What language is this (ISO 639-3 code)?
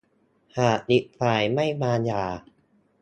tha